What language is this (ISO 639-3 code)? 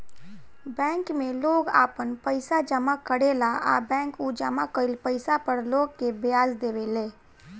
bho